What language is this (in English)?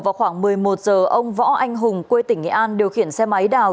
Vietnamese